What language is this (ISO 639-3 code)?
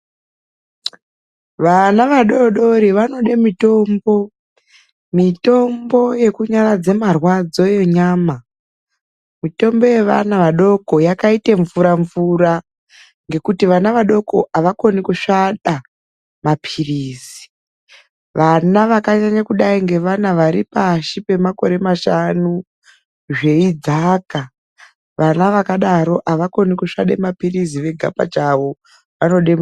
ndc